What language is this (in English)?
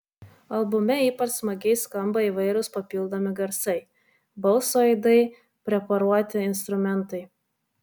Lithuanian